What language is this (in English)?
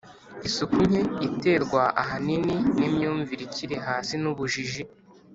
Kinyarwanda